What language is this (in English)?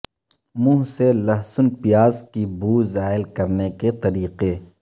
Urdu